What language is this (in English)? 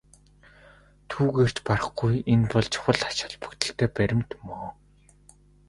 Mongolian